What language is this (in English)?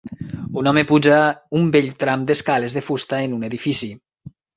Catalan